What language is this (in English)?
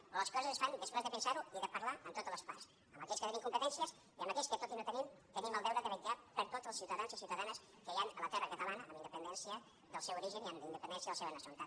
Catalan